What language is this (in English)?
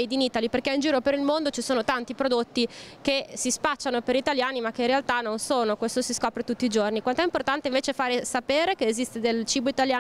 Italian